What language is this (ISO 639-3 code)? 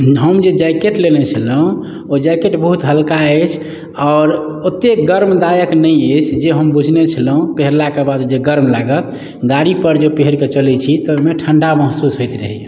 mai